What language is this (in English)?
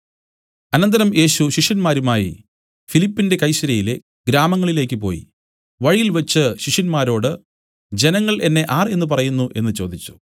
Malayalam